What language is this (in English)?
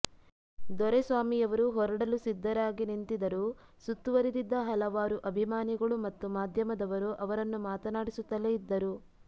Kannada